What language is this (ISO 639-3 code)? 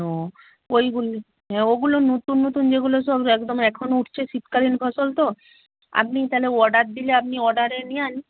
ben